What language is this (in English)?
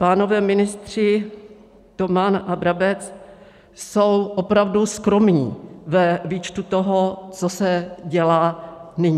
Czech